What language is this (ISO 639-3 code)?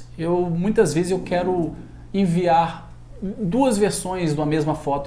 por